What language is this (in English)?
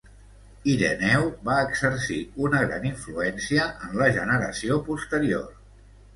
Catalan